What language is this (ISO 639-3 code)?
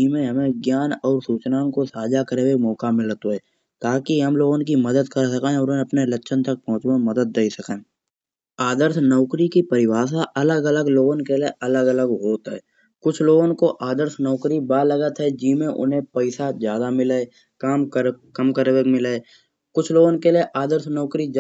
bjj